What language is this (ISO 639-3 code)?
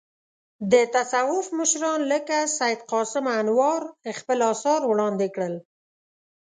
pus